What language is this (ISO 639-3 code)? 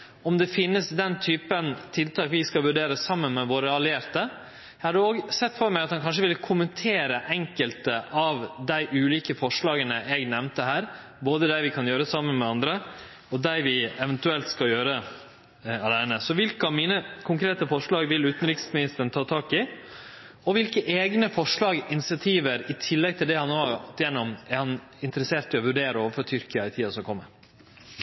nno